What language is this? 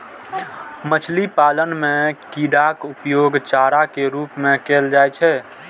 Maithili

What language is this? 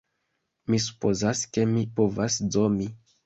Esperanto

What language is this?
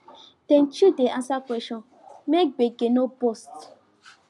Nigerian Pidgin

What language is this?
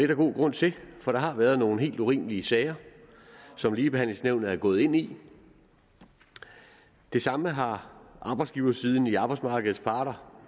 Danish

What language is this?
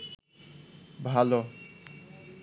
Bangla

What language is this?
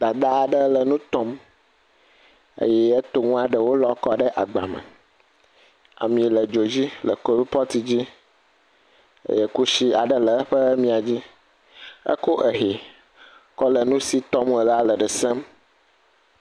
Ewe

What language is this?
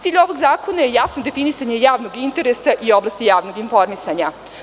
Serbian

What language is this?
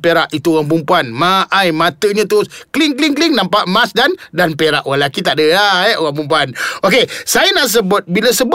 Malay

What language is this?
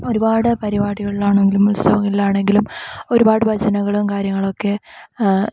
Malayalam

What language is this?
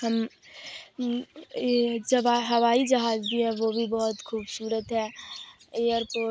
Urdu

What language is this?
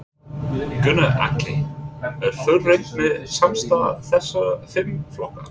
Icelandic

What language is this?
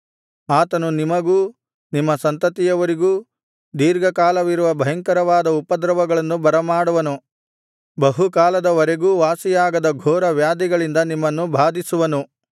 Kannada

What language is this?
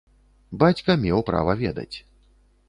Belarusian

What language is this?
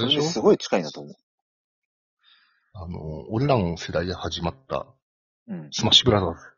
Japanese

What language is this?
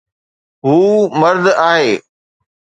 Sindhi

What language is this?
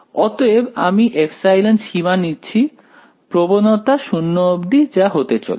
Bangla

